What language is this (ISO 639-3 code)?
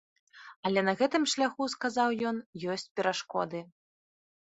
bel